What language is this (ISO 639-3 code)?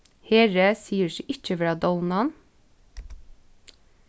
fao